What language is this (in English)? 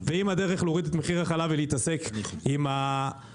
Hebrew